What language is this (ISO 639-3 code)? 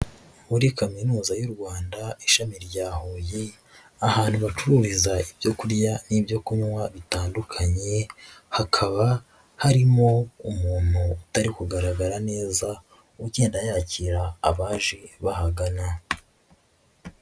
kin